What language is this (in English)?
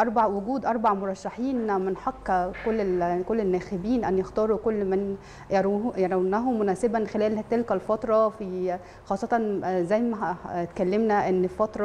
Arabic